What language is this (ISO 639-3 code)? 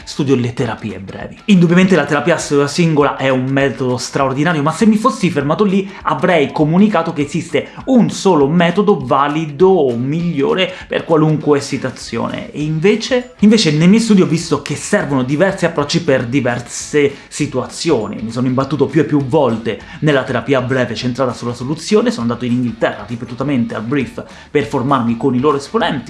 ita